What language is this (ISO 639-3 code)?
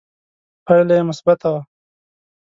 pus